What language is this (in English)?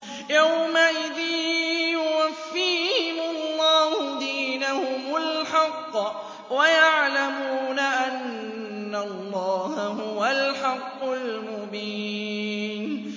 Arabic